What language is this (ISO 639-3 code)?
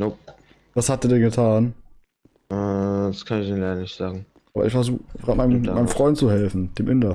deu